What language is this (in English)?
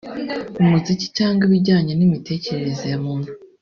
Kinyarwanda